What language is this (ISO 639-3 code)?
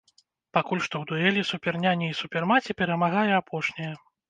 bel